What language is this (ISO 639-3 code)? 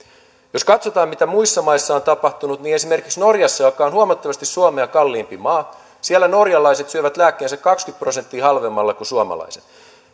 fin